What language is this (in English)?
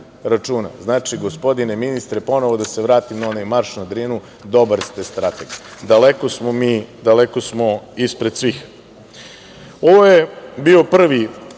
Serbian